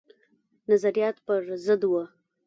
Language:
Pashto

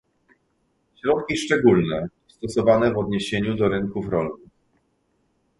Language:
Polish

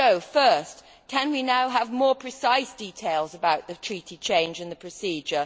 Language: English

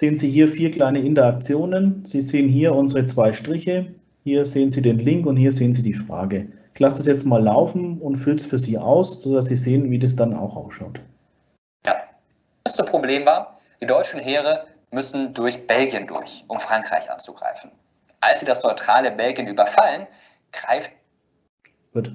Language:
German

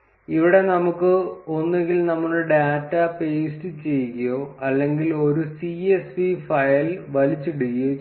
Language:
Malayalam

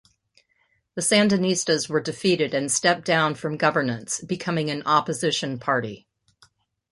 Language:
English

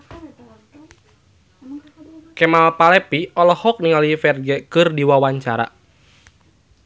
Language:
Sundanese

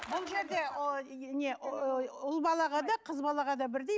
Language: Kazakh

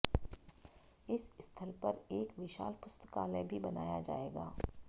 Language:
Hindi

